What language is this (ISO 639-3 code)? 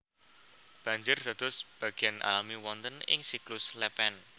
jav